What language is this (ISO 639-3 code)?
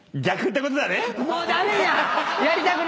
jpn